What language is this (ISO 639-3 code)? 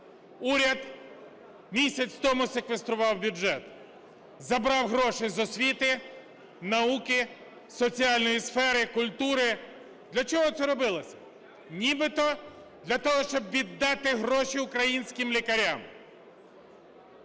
ukr